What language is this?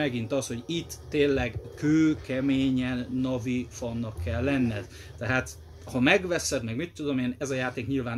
Hungarian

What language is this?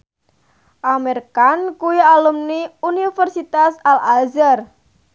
Javanese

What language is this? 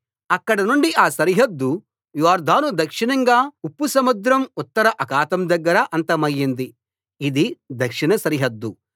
Telugu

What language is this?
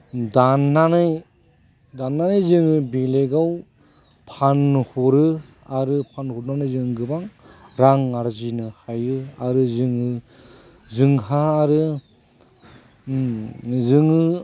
Bodo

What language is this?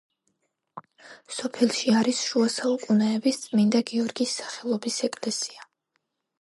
Georgian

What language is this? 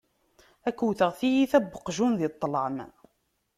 Kabyle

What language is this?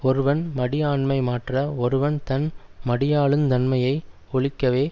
Tamil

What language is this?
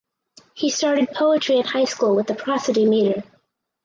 English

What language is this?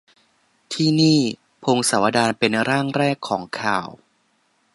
Thai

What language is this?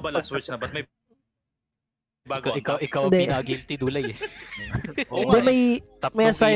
Filipino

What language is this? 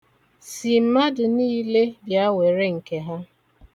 Igbo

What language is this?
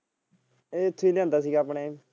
Punjabi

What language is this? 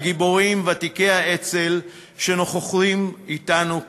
Hebrew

